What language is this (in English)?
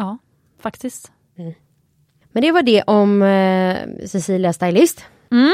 Swedish